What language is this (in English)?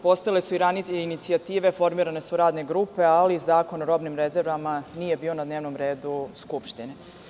Serbian